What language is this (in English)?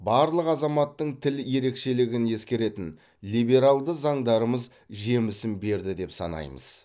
Kazakh